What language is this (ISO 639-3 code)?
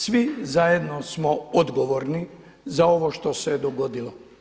hrv